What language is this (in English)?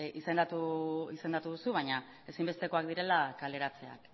Basque